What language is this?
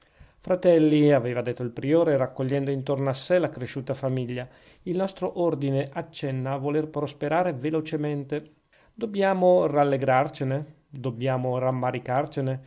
Italian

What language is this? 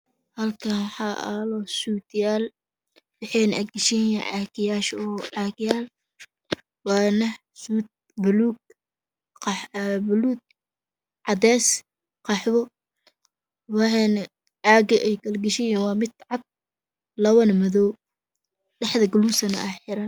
Somali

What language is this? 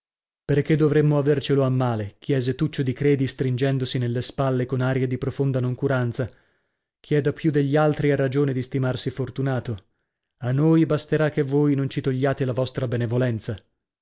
Italian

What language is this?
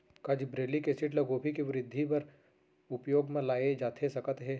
Chhattisgarhi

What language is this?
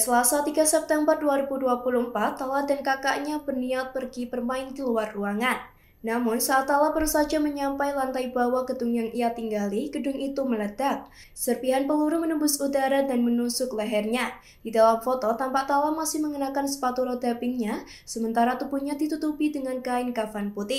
Indonesian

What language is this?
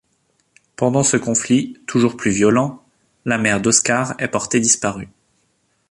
French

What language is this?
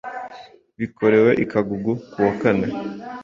Kinyarwanda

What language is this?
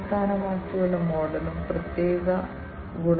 Malayalam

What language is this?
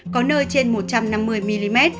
Vietnamese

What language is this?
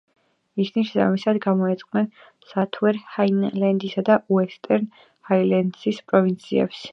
Georgian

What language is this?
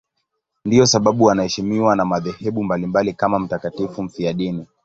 Swahili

